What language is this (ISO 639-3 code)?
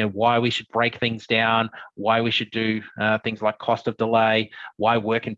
eng